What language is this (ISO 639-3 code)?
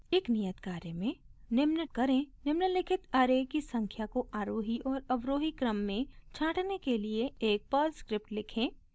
hin